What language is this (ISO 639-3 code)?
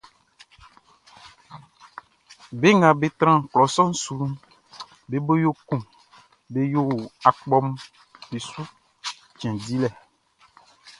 bci